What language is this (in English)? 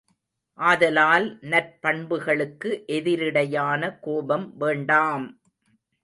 Tamil